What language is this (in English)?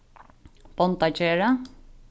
Faroese